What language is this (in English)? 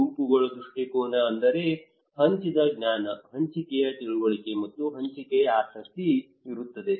Kannada